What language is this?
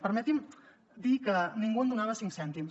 Catalan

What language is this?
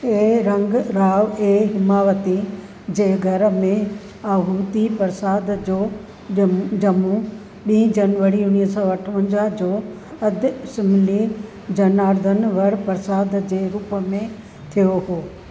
Sindhi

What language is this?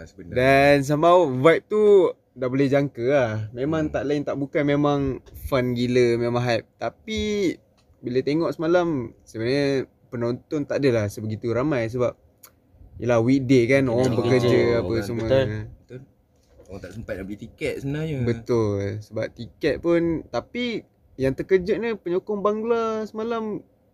Malay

